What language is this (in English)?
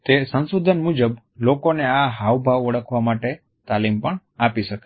Gujarati